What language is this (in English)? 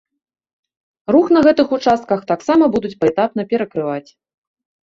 Belarusian